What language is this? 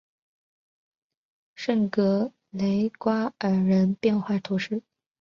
Chinese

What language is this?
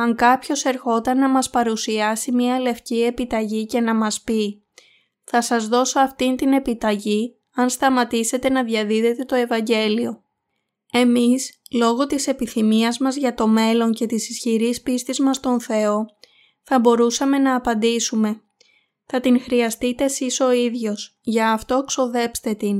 Greek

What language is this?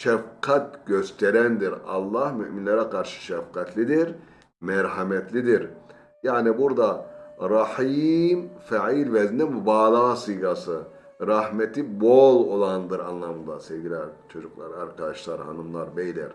Turkish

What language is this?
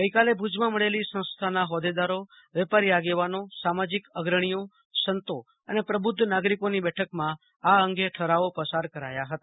Gujarati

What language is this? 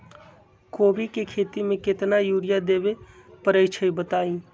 Magahi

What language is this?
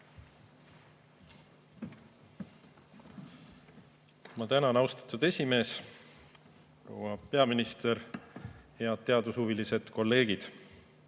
Estonian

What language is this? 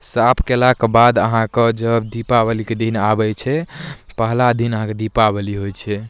Maithili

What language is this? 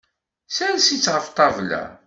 Kabyle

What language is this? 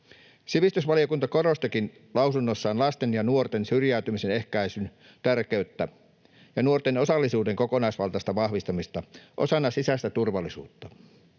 Finnish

